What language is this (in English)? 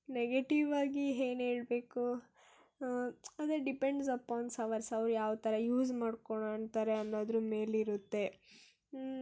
Kannada